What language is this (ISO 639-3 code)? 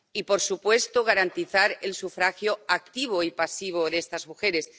spa